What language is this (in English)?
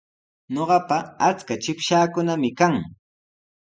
Sihuas Ancash Quechua